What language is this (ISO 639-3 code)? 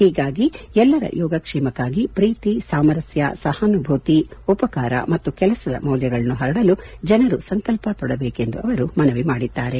kan